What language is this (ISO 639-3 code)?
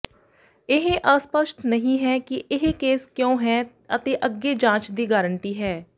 pan